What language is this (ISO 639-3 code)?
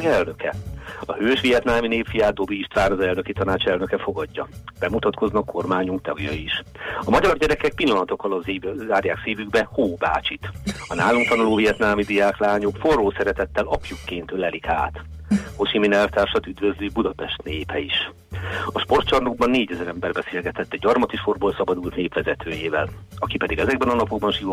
hun